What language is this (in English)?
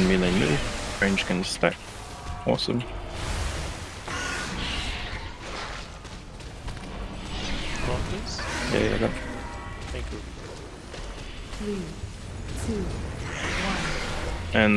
English